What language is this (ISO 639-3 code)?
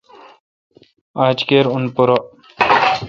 xka